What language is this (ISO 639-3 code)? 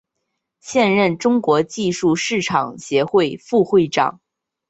zho